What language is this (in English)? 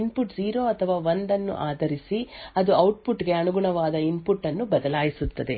Kannada